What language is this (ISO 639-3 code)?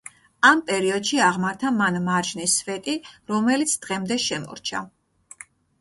kat